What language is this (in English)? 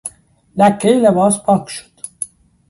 Persian